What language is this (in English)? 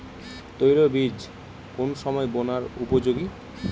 Bangla